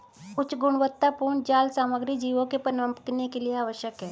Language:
Hindi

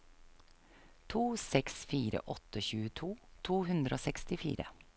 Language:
Norwegian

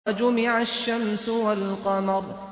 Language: Arabic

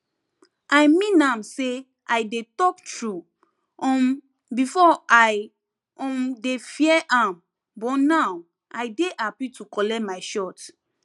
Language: Nigerian Pidgin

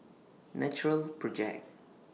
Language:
English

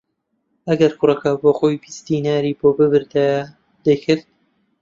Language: Central Kurdish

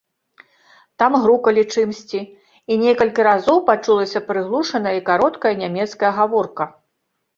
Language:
Belarusian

